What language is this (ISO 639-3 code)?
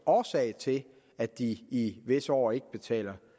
dan